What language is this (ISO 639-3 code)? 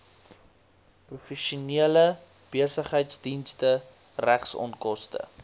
afr